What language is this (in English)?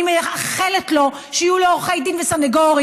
Hebrew